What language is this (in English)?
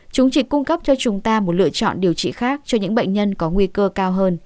Vietnamese